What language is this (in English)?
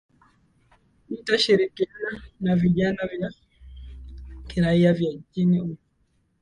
Swahili